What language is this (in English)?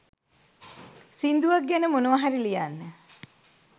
Sinhala